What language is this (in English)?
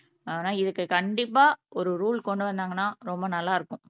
Tamil